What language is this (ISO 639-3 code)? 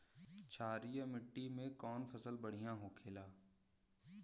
bho